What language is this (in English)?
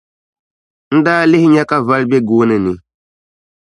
Dagbani